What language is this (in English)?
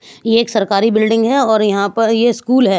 Hindi